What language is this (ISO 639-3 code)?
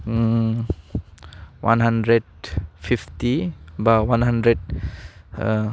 brx